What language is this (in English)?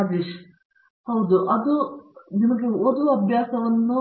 Kannada